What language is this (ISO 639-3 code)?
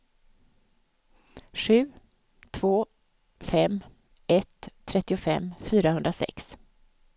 swe